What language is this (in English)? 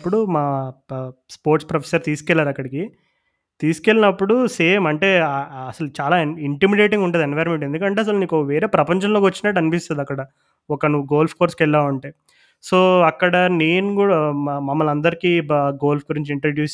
Telugu